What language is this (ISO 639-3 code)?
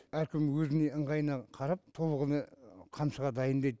kaz